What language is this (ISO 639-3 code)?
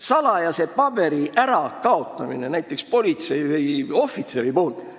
est